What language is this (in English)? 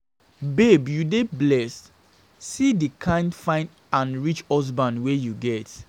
Nigerian Pidgin